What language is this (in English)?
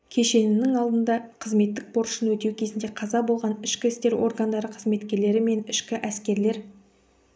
Kazakh